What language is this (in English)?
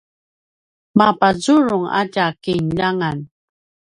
Paiwan